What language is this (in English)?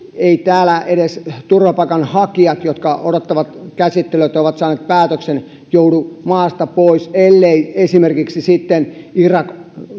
Finnish